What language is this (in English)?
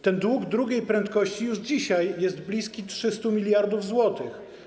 Polish